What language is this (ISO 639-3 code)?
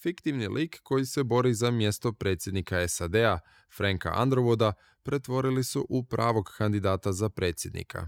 hrv